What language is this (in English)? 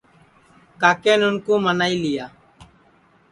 Sansi